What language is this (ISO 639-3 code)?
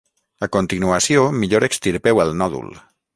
cat